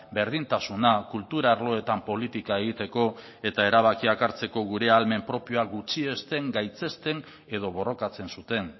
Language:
Basque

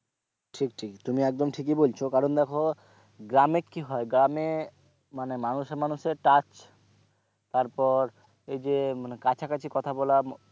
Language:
Bangla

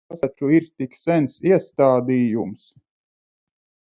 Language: Latvian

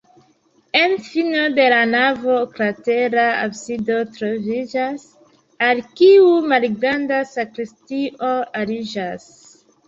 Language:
Esperanto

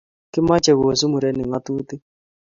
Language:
Kalenjin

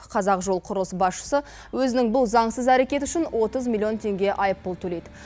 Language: Kazakh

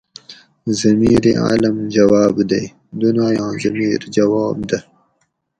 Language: Gawri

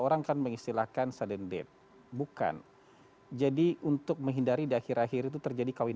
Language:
Indonesian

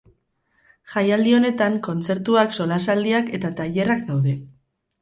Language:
Basque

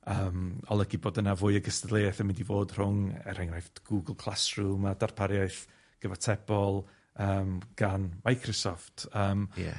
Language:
Welsh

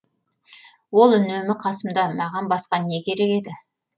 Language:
Kazakh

